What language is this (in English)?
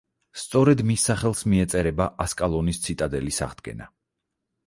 Georgian